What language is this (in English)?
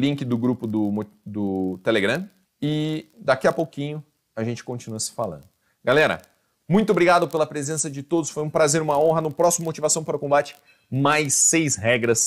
Portuguese